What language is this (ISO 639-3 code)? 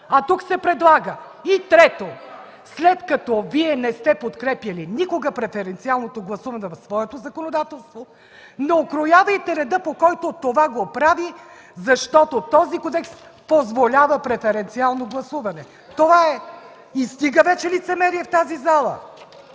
bul